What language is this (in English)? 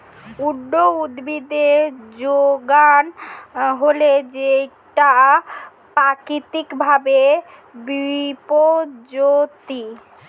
Bangla